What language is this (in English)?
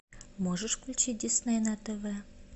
Russian